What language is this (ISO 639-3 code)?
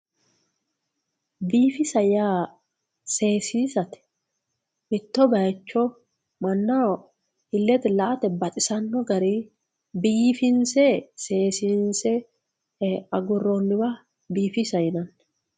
sid